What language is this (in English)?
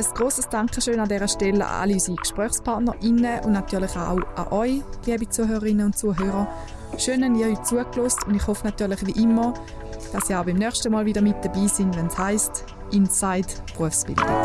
German